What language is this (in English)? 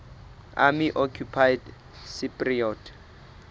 Southern Sotho